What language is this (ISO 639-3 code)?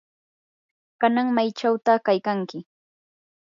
qur